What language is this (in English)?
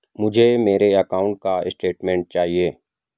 Hindi